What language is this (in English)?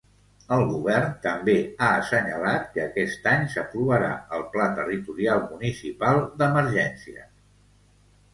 Catalan